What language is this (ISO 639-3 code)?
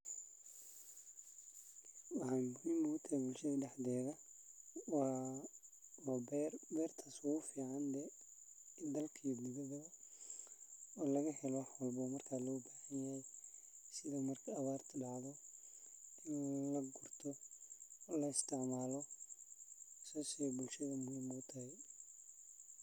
som